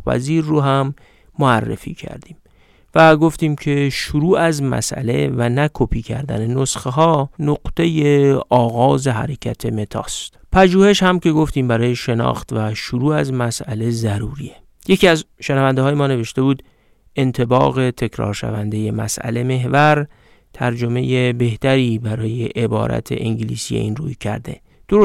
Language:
Persian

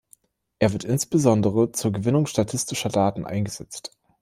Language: German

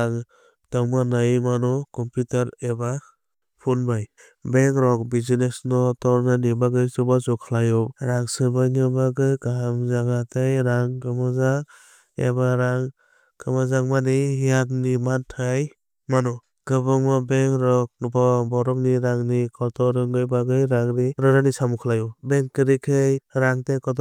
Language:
Kok Borok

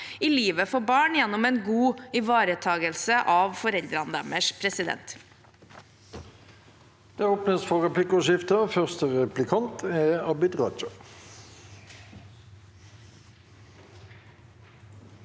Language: Norwegian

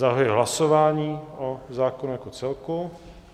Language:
Czech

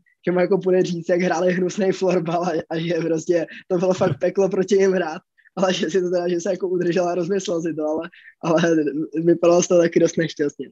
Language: Czech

